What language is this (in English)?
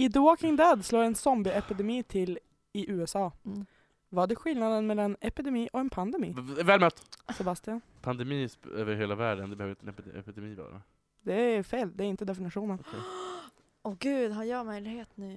Swedish